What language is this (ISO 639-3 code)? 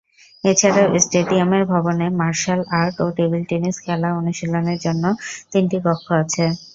ben